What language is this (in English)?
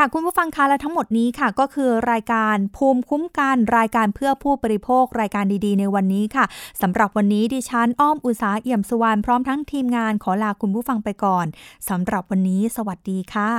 Thai